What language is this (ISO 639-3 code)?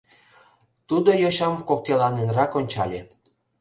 chm